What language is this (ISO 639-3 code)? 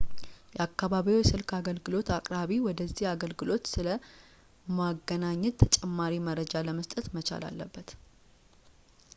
amh